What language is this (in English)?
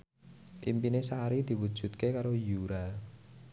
Javanese